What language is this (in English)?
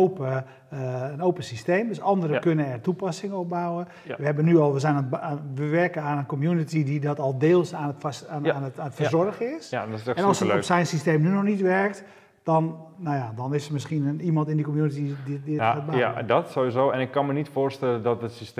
Dutch